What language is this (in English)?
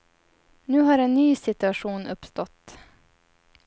Swedish